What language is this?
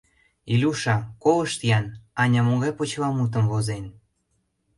Mari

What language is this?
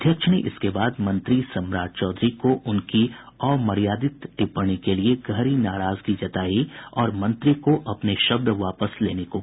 Hindi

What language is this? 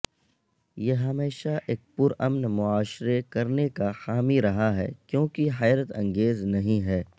Urdu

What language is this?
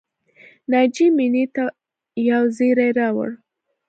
Pashto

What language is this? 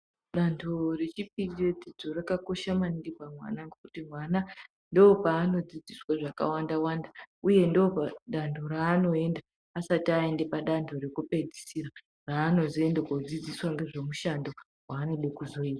Ndau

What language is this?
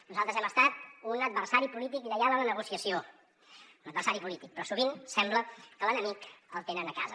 Catalan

